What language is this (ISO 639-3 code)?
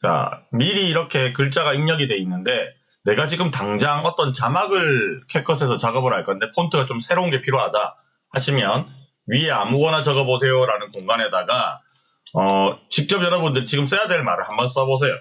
kor